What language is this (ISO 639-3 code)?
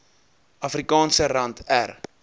afr